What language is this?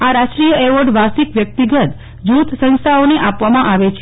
Gujarati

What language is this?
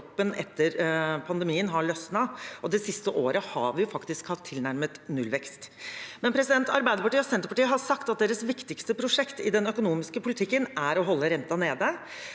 Norwegian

